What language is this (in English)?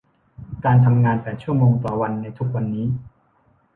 Thai